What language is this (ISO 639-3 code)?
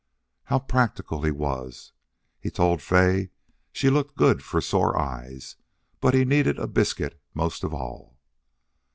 eng